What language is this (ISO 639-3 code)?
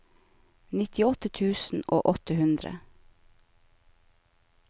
nor